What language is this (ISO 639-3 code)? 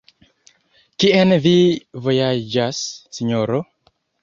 epo